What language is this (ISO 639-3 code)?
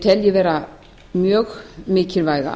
isl